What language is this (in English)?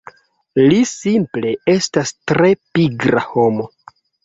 Esperanto